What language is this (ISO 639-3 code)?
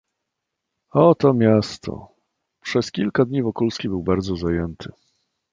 pol